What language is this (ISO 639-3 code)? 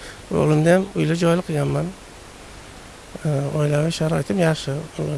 tur